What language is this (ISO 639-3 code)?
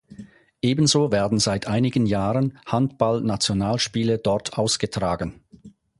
deu